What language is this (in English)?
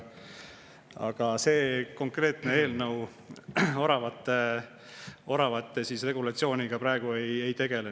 Estonian